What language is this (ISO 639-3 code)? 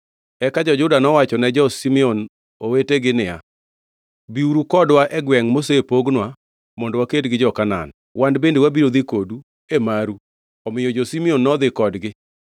luo